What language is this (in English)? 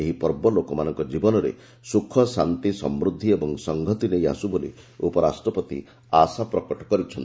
Odia